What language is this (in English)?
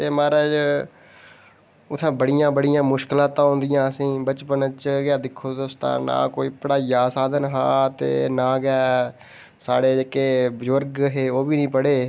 Dogri